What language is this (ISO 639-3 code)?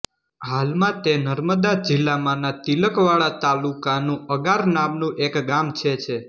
guj